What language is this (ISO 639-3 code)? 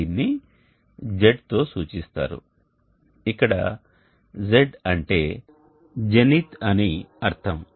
tel